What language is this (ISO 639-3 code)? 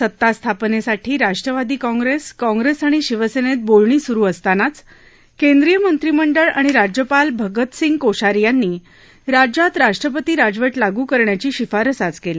mar